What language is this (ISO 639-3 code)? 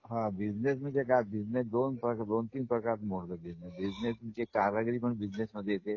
mar